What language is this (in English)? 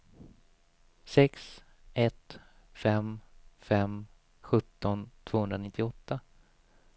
Swedish